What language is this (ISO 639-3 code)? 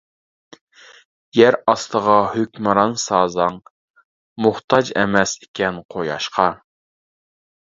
uig